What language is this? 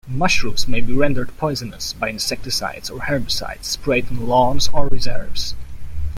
English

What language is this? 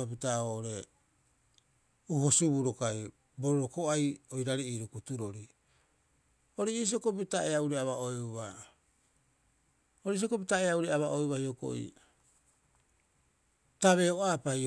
Rapoisi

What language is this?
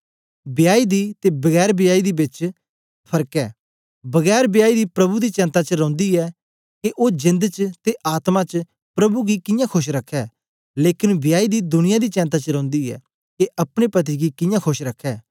Dogri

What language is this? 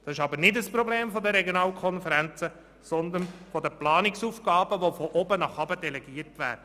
Swiss German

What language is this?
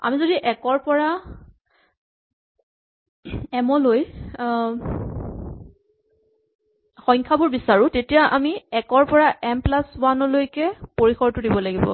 Assamese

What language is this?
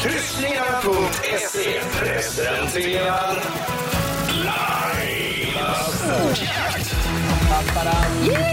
Swedish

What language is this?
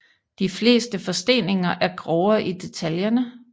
Danish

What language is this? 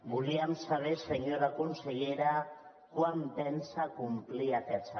Catalan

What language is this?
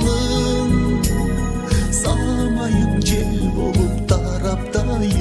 Vietnamese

